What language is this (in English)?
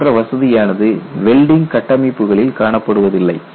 Tamil